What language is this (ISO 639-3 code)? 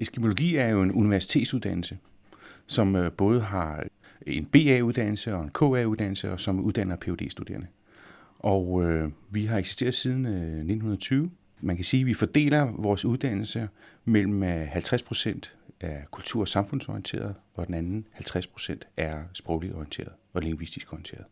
dan